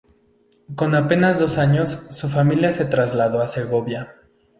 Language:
Spanish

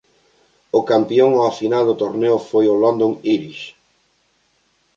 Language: Galician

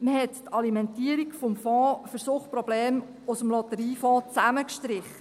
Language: Swiss German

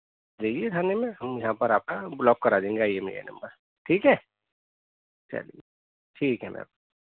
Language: Urdu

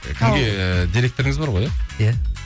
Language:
Kazakh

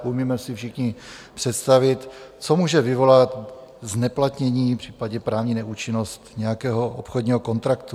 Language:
Czech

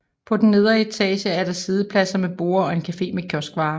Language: Danish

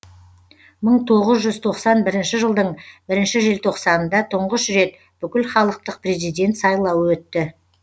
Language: Kazakh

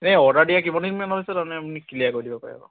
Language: Assamese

